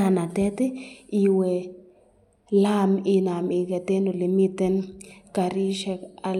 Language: Kalenjin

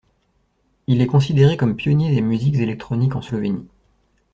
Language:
French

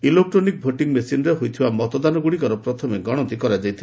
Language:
Odia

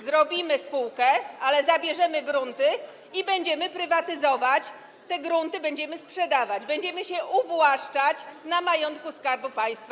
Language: Polish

